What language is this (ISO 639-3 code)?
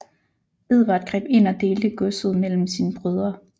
dan